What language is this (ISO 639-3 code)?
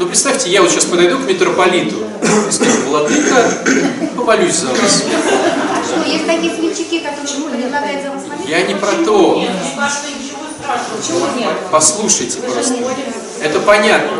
rus